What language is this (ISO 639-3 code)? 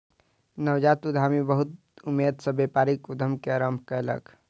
mai